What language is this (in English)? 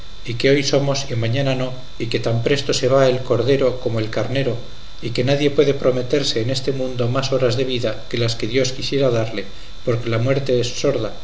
Spanish